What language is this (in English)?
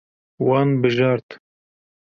Kurdish